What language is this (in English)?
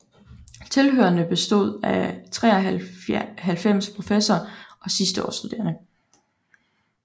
Danish